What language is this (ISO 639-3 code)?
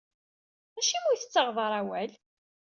kab